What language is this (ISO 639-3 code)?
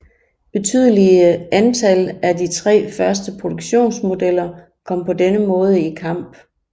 dan